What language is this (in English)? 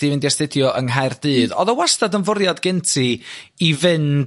Welsh